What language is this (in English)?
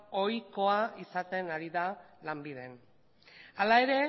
Basque